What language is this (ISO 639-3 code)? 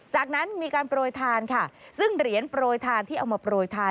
tha